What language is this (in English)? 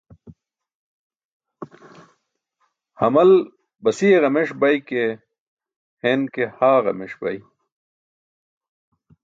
Burushaski